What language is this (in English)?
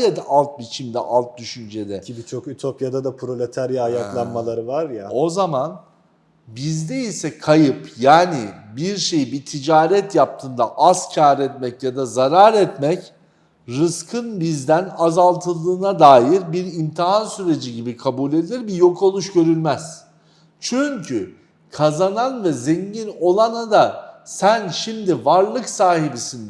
Turkish